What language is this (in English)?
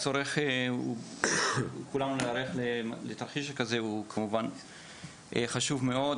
Hebrew